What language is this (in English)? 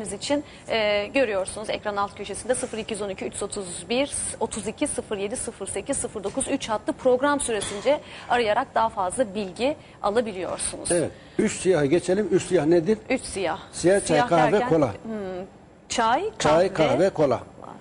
Turkish